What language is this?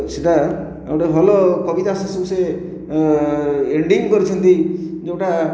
Odia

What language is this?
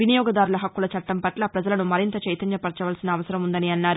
Telugu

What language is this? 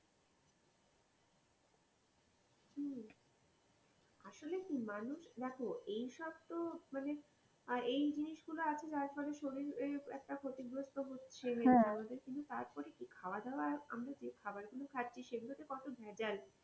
Bangla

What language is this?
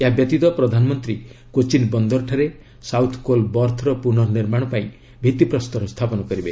Odia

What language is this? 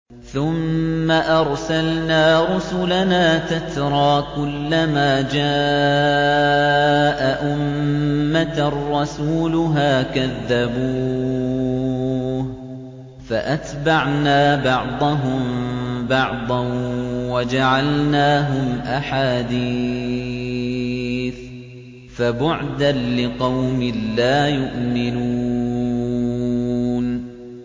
Arabic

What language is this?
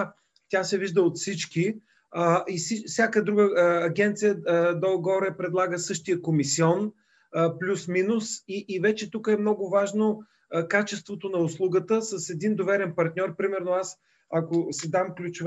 Bulgarian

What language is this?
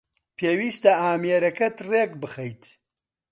Central Kurdish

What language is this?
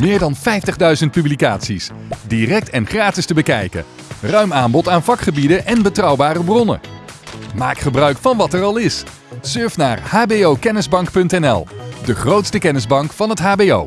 Dutch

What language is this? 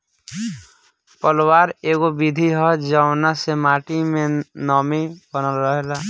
Bhojpuri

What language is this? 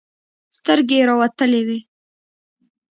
Pashto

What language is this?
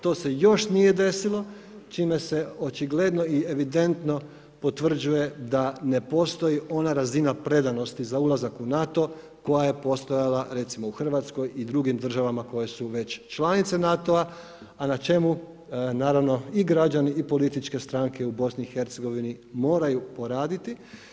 Croatian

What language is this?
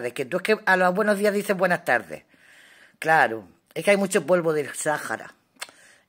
Spanish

